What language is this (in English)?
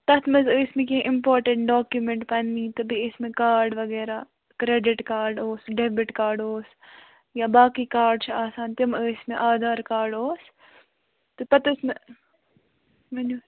Kashmiri